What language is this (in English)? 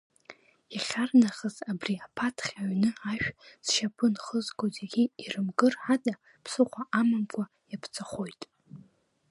Abkhazian